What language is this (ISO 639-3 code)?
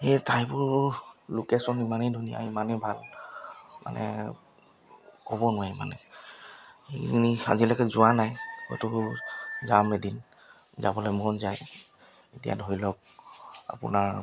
asm